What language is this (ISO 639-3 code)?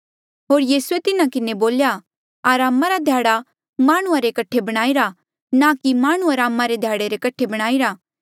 mjl